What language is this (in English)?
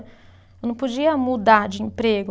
Portuguese